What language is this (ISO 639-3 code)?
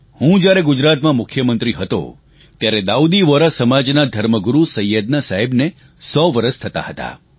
guj